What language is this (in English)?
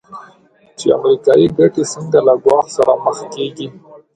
Pashto